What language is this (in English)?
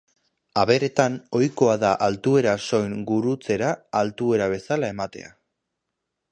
Basque